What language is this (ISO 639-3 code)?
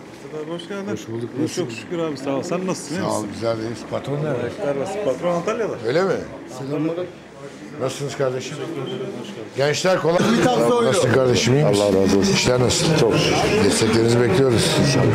tur